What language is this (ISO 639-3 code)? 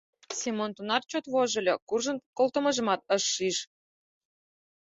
chm